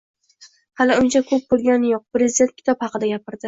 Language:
Uzbek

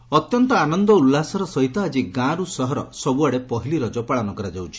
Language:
Odia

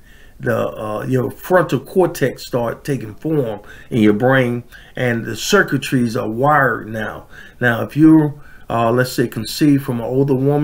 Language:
English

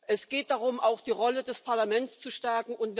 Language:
German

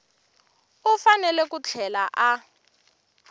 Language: Tsonga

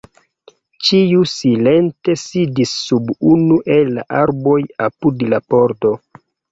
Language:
Esperanto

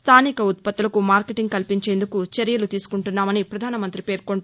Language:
Telugu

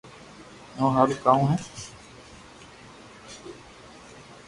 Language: Loarki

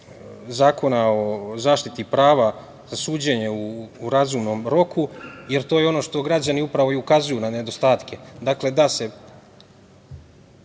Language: Serbian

